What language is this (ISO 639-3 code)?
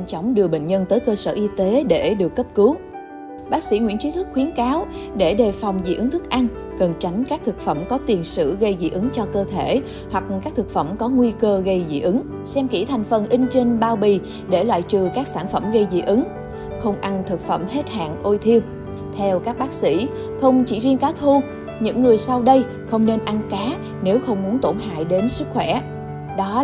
vie